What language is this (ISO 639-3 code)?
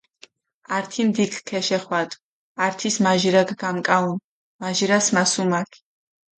xmf